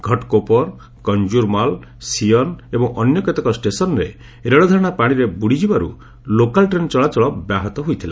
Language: Odia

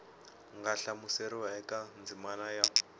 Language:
Tsonga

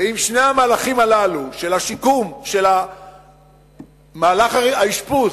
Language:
Hebrew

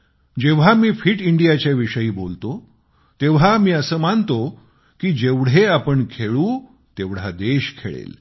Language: Marathi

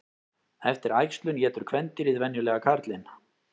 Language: Icelandic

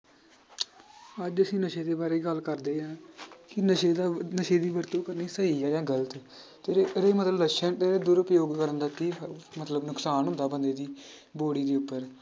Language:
Punjabi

